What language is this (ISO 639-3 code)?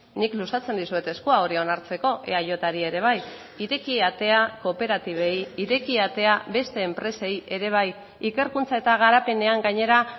eus